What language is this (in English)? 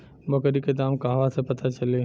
Bhojpuri